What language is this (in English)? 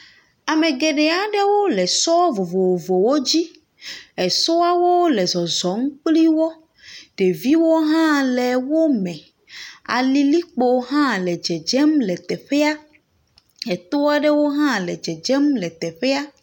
Ewe